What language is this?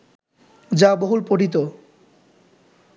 Bangla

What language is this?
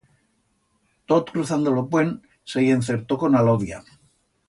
Aragonese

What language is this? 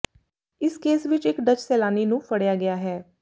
Punjabi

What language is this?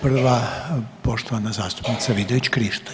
Croatian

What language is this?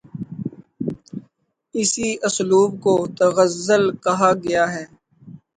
Urdu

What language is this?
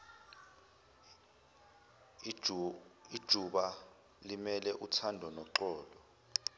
Zulu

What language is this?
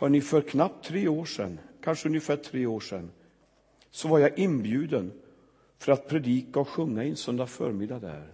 Swedish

